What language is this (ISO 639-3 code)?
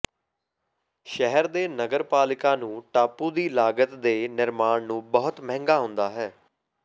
pan